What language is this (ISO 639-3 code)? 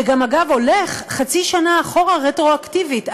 heb